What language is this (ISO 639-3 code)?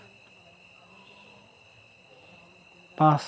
sat